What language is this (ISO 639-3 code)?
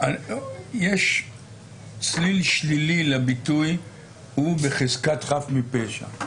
heb